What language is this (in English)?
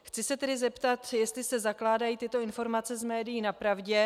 Czech